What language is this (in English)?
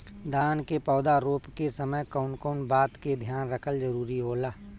Bhojpuri